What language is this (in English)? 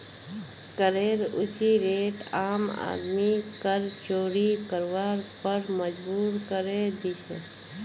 Magahi